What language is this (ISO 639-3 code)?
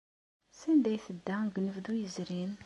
kab